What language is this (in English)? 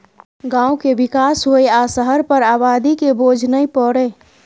Maithili